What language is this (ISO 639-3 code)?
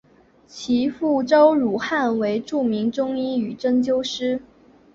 zho